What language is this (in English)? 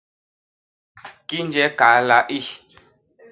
Basaa